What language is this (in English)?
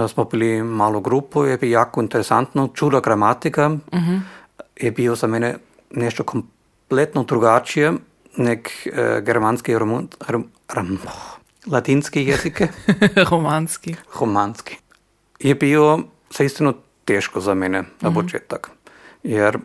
Croatian